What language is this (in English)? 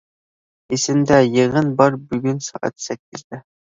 Uyghur